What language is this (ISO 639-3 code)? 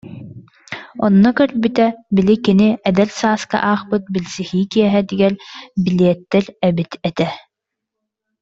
sah